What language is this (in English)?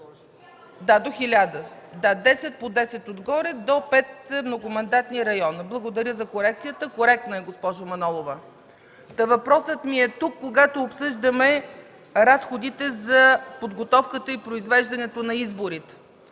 Bulgarian